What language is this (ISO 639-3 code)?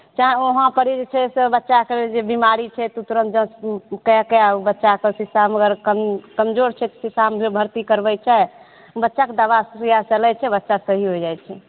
mai